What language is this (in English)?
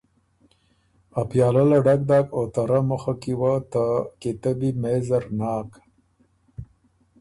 Ormuri